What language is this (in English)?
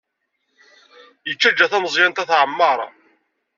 Kabyle